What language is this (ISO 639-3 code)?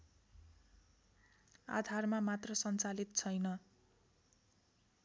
nep